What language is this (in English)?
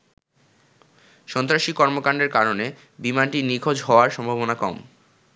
Bangla